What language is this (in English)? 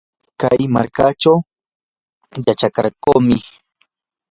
Yanahuanca Pasco Quechua